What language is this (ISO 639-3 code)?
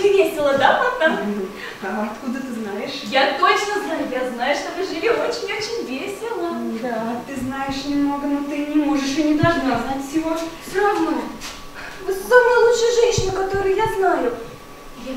rus